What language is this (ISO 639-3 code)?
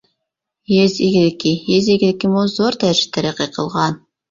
uig